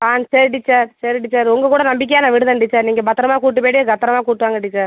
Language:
Tamil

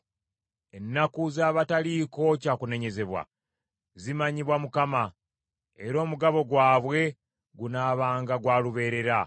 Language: Ganda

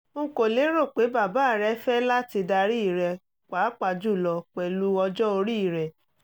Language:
Yoruba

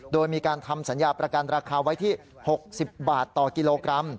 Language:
Thai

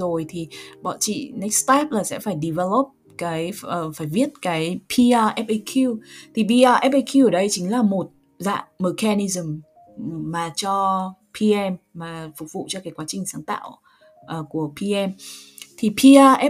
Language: Vietnamese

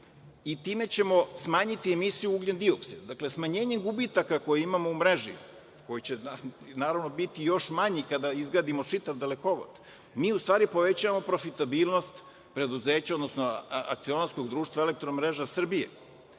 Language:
Serbian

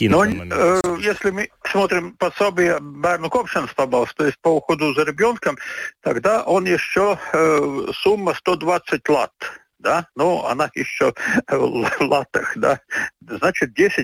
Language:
Russian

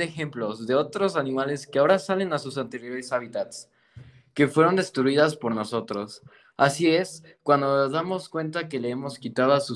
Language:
Spanish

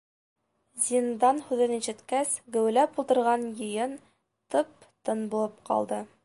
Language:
Bashkir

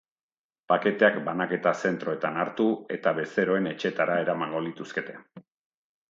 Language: Basque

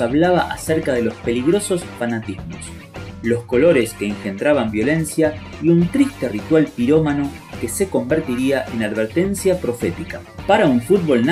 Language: Spanish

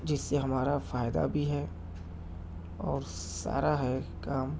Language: Urdu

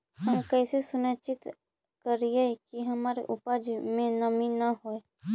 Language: Magahi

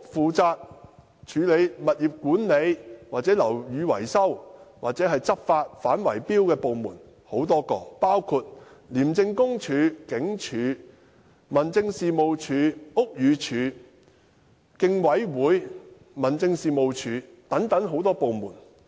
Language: Cantonese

